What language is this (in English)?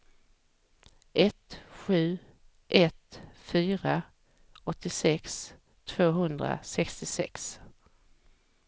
Swedish